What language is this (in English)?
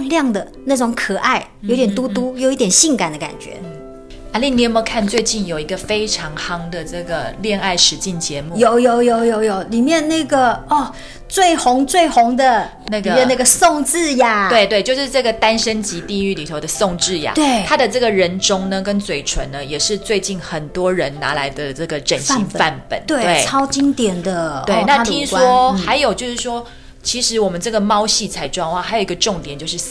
Chinese